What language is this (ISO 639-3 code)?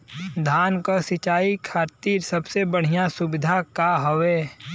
bho